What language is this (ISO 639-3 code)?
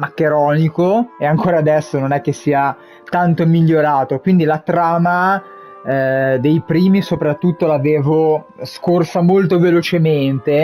ita